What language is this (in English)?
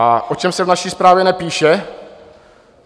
Czech